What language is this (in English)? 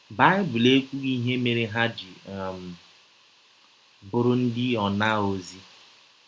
Igbo